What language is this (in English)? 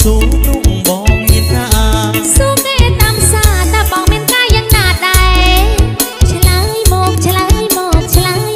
Thai